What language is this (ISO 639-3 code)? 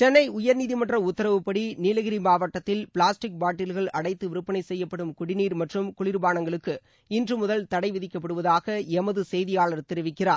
tam